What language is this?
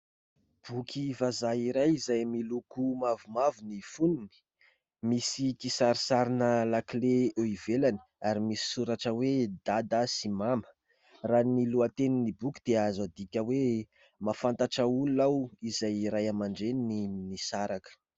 Malagasy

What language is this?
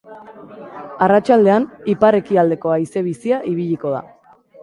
Basque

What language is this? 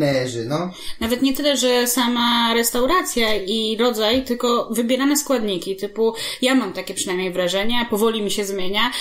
Polish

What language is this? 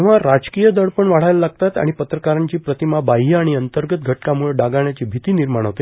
Marathi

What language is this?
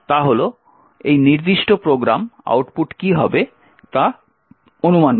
Bangla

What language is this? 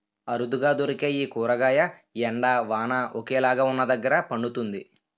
Telugu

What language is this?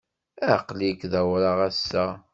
Kabyle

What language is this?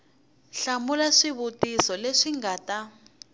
Tsonga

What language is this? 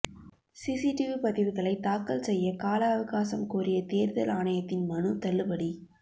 Tamil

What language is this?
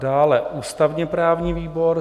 Czech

